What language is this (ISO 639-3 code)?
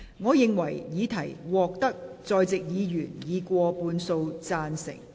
yue